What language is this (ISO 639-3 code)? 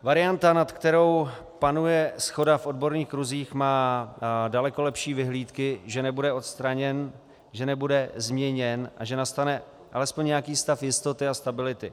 ces